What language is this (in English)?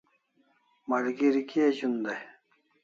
Kalasha